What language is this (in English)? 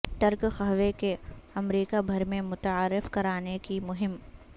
Urdu